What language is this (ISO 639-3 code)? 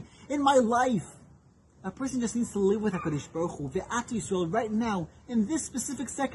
eng